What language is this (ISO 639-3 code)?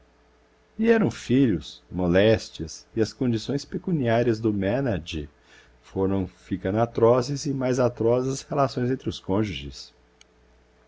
por